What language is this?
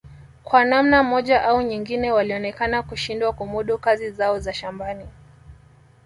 Swahili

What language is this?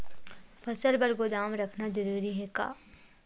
Chhattisgarhi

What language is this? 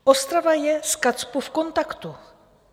Czech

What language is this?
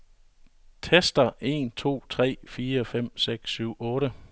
Danish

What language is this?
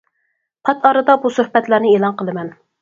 Uyghur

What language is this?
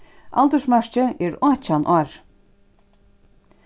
Faroese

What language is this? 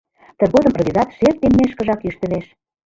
Mari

